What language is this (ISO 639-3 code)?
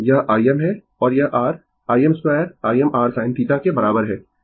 hin